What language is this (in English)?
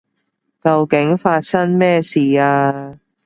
Cantonese